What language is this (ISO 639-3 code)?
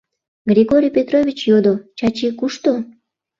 chm